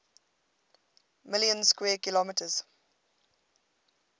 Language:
English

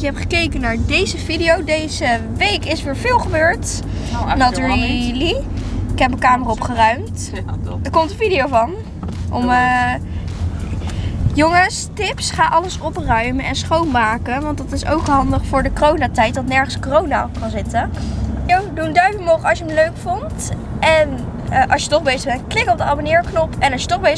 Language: Dutch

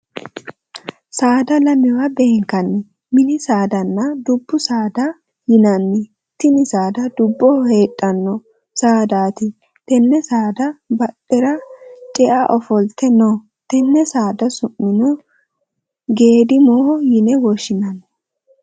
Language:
Sidamo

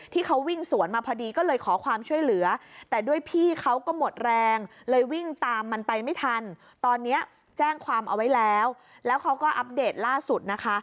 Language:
Thai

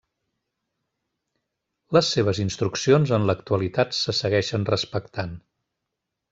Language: Catalan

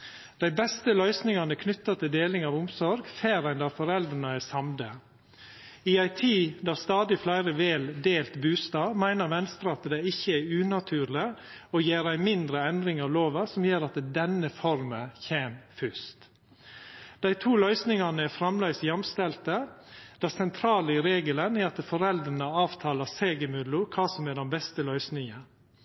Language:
Norwegian Nynorsk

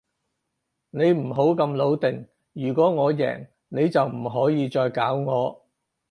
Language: Cantonese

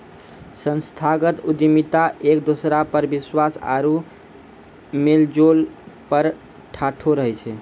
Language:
Maithili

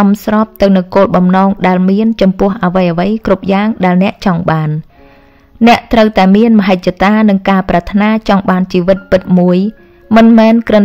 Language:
Vietnamese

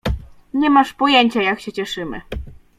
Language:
Polish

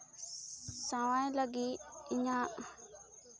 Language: Santali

